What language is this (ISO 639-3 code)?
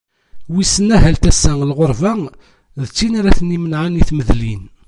kab